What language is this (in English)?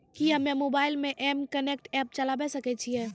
Maithili